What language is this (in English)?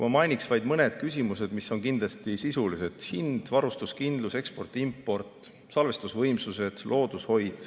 Estonian